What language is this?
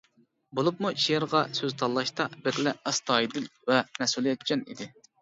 Uyghur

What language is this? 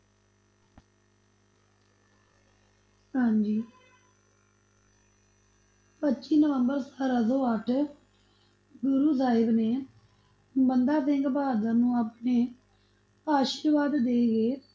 Punjabi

